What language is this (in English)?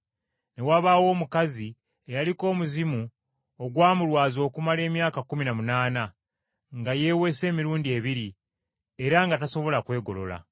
Ganda